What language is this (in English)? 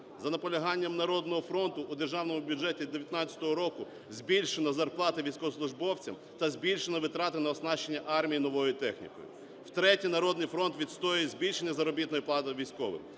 Ukrainian